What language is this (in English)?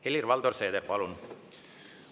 Estonian